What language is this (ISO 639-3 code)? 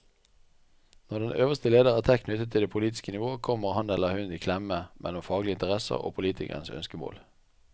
nor